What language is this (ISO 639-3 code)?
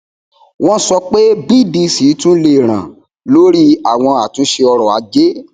yor